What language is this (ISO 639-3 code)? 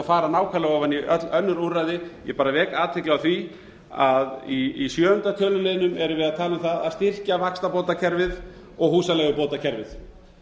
isl